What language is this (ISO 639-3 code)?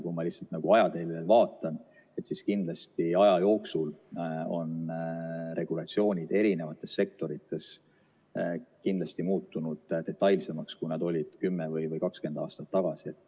est